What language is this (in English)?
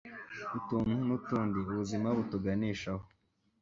Kinyarwanda